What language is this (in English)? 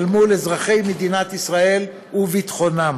Hebrew